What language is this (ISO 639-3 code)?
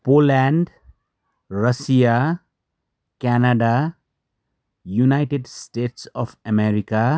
nep